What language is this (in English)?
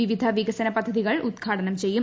Malayalam